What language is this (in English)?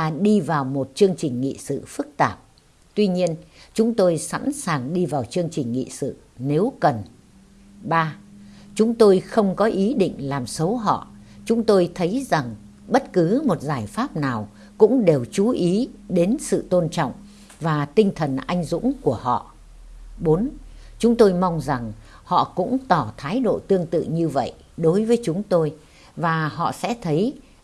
Vietnamese